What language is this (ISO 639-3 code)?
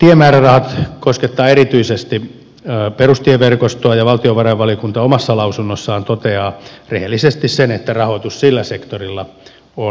fin